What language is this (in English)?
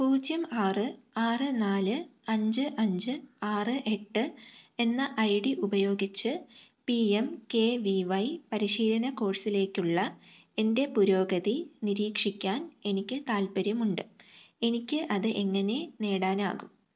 Malayalam